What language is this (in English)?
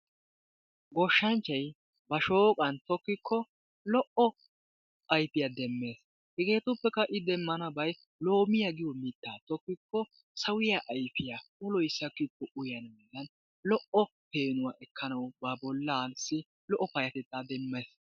Wolaytta